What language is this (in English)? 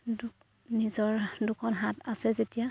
Assamese